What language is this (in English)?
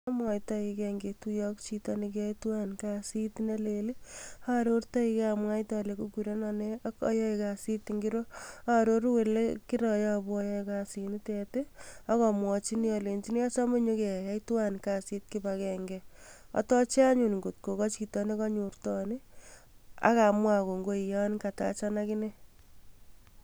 Kalenjin